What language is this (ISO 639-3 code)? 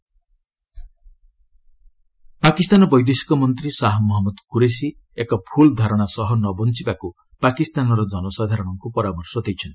ori